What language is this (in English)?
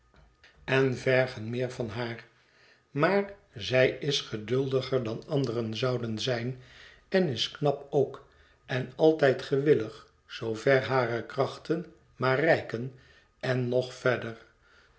Dutch